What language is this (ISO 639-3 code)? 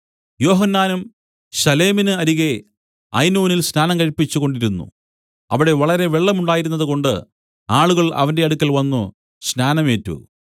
mal